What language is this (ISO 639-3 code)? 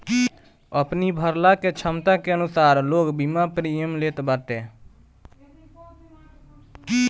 bho